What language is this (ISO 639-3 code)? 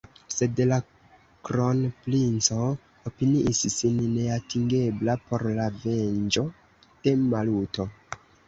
epo